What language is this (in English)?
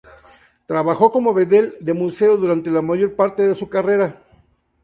Spanish